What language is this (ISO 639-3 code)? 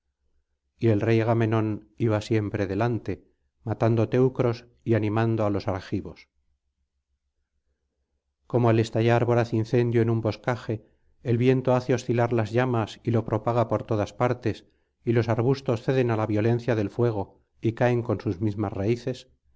spa